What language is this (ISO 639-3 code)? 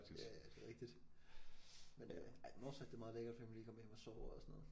dan